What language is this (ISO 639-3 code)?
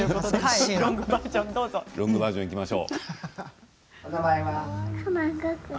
jpn